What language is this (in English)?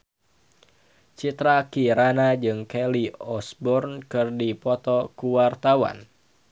Sundanese